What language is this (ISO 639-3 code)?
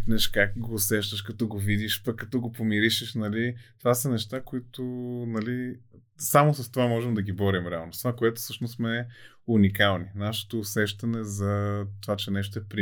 bul